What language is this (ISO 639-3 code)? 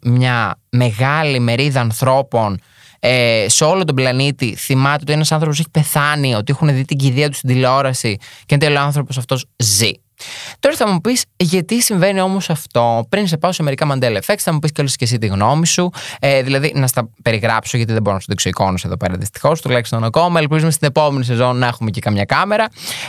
ell